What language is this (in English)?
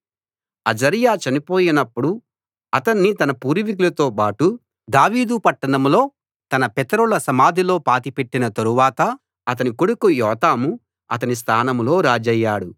Telugu